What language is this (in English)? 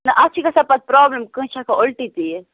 Kashmiri